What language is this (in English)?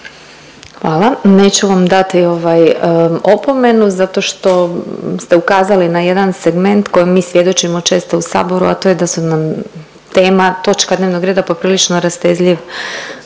Croatian